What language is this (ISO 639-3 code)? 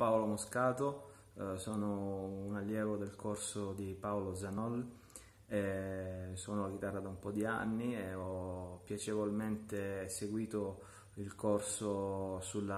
ita